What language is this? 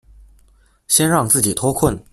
Chinese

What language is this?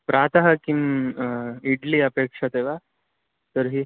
Sanskrit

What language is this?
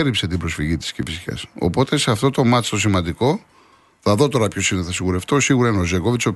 Greek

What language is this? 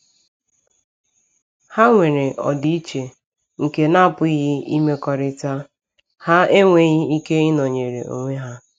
Igbo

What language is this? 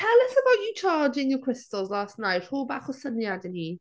Welsh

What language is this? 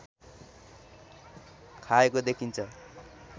Nepali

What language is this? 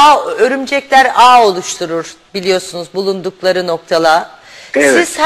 Turkish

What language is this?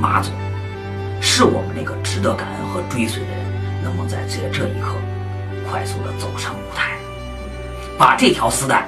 Chinese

